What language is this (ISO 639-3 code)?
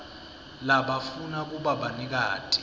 ssw